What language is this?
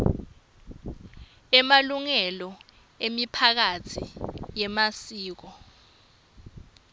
Swati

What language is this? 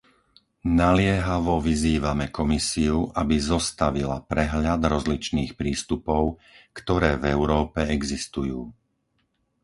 Slovak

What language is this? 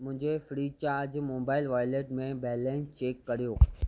Sindhi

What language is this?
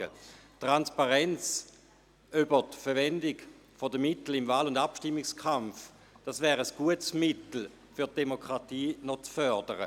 Swiss German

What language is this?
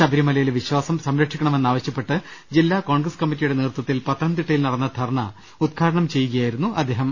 Malayalam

